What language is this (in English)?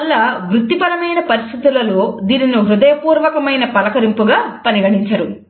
Telugu